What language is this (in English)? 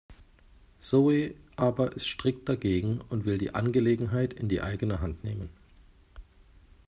German